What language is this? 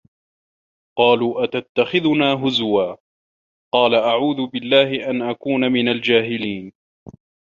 Arabic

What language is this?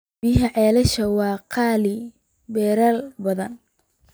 Somali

